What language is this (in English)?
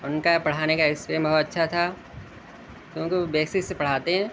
Urdu